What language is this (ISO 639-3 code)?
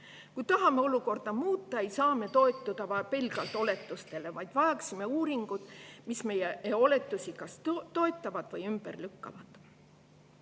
est